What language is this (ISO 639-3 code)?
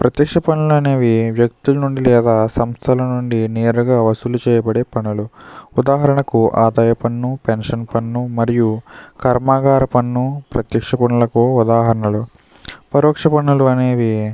tel